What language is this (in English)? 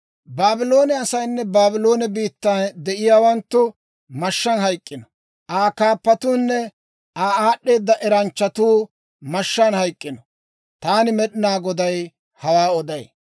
Dawro